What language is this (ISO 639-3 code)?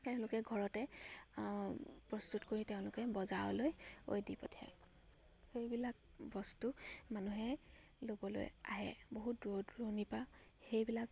asm